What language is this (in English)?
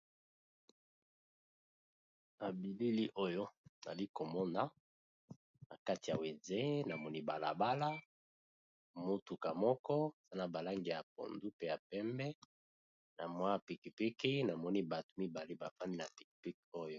Lingala